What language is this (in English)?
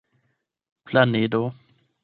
Esperanto